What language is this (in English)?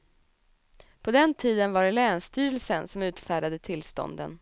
Swedish